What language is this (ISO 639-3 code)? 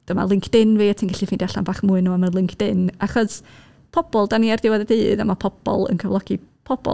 cym